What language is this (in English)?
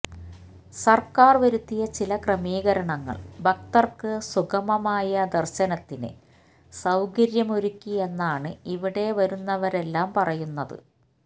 Malayalam